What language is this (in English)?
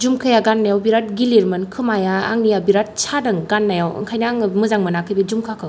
Bodo